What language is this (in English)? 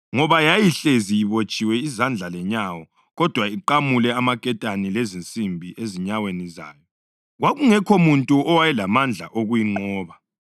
North Ndebele